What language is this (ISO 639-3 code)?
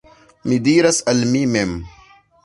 epo